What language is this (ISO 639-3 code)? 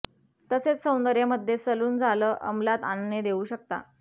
mar